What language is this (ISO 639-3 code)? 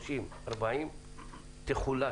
heb